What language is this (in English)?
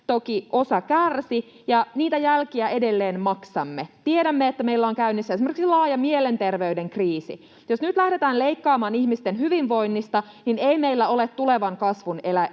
Finnish